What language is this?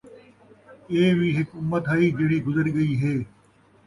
Saraiki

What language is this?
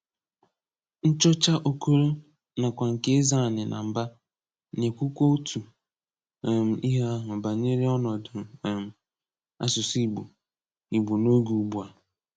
Igbo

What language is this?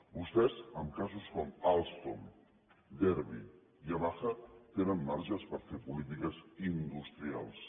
Catalan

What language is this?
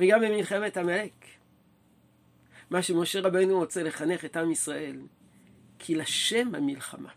Hebrew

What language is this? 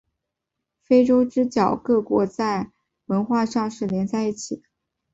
Chinese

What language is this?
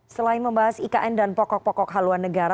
Indonesian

